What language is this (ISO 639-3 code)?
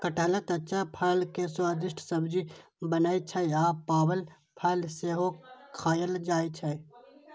mai